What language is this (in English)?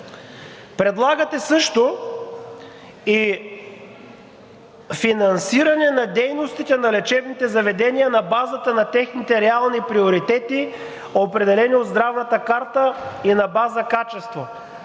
Bulgarian